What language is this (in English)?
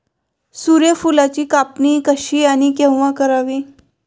Marathi